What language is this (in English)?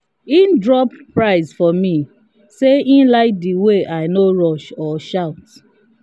Nigerian Pidgin